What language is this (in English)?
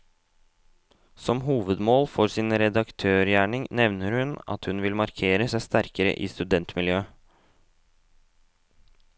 Norwegian